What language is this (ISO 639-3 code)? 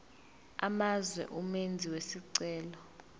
zul